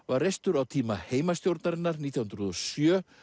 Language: Icelandic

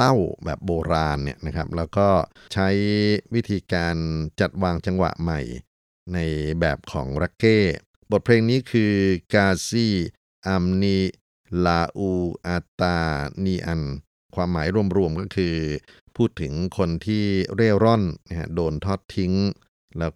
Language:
Thai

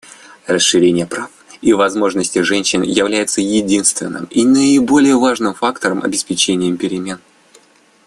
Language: Russian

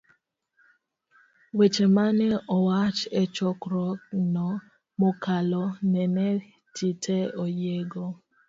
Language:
Luo (Kenya and Tanzania)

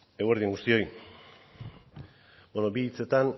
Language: Basque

